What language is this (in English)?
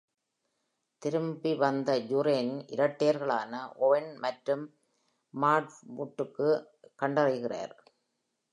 Tamil